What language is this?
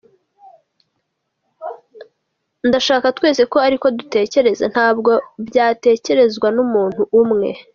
Kinyarwanda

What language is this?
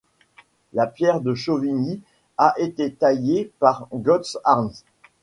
French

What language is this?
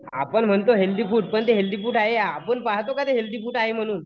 Marathi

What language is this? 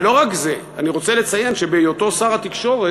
Hebrew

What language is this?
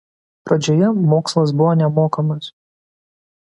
Lithuanian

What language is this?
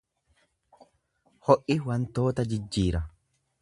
Oromo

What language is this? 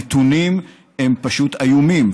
Hebrew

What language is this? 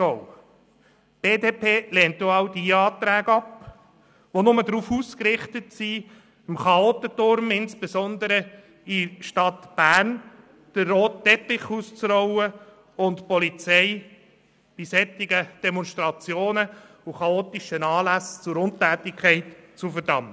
Swiss German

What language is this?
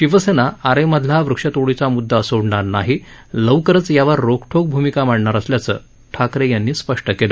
Marathi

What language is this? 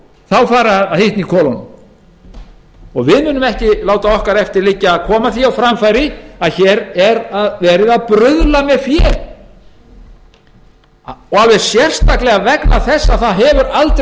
Icelandic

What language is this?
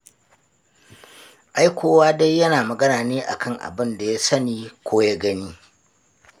Hausa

